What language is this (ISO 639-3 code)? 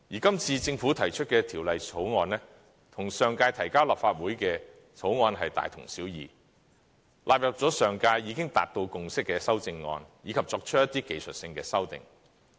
yue